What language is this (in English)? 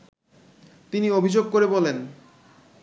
Bangla